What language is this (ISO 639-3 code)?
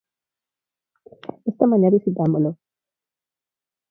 glg